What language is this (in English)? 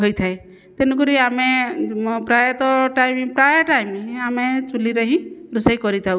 Odia